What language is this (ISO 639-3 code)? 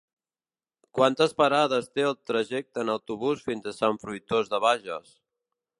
cat